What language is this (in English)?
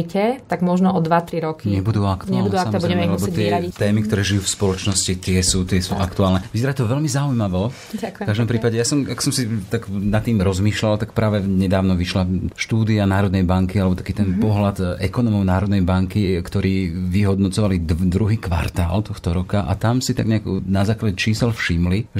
Slovak